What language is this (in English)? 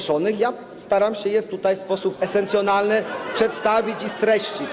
Polish